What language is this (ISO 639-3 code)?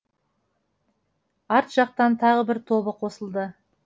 kaz